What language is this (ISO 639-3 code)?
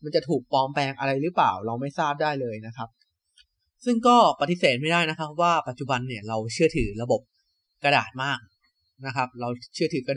tha